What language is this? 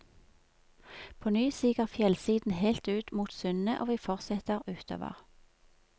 Norwegian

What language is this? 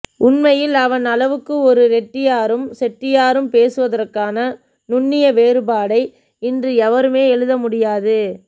Tamil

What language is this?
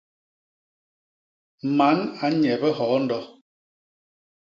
Basaa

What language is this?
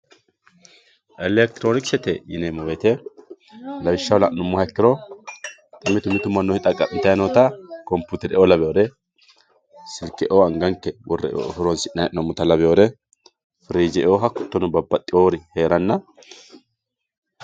Sidamo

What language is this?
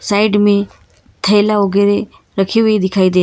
Hindi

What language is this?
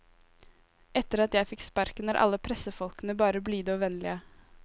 Norwegian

